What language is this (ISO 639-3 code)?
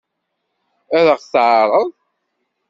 kab